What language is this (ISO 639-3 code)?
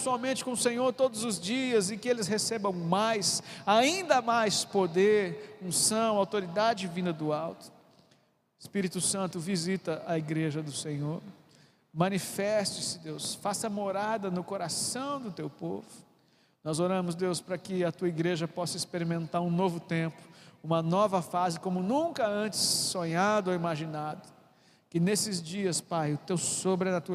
por